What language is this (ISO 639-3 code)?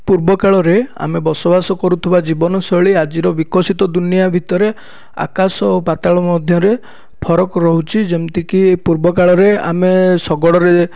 ori